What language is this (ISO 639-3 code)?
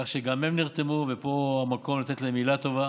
heb